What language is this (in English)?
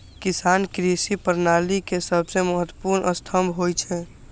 Maithili